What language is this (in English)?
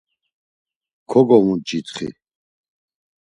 Laz